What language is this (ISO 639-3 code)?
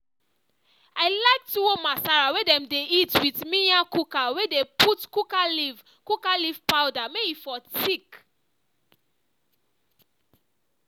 pcm